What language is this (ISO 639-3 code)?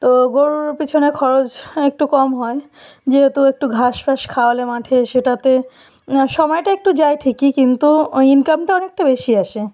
ben